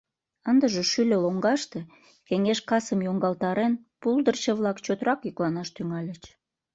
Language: Mari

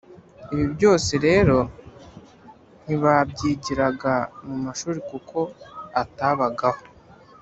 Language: Kinyarwanda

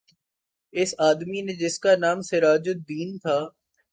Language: Urdu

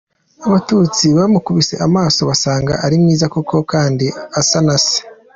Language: Kinyarwanda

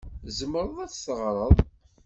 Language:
Kabyle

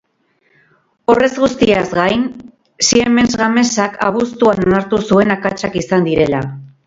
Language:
Basque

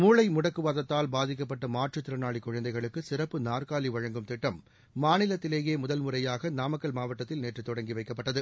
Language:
Tamil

